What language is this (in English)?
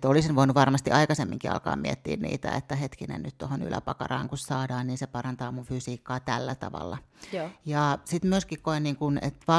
Finnish